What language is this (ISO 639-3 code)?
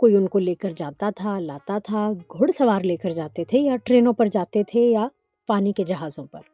urd